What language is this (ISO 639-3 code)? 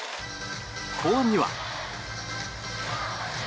jpn